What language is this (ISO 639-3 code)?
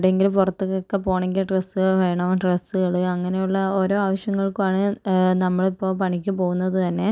mal